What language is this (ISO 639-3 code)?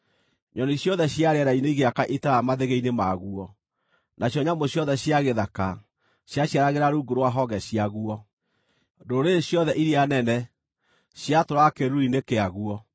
kik